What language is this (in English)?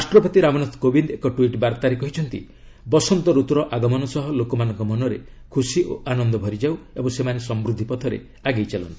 Odia